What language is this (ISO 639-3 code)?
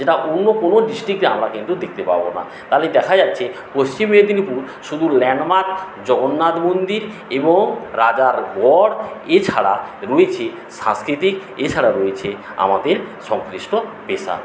ben